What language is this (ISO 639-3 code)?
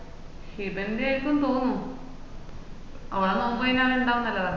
mal